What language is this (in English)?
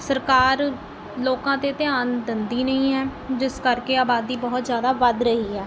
Punjabi